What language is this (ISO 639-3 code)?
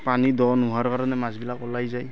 asm